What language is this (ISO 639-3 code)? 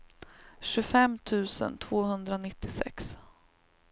swe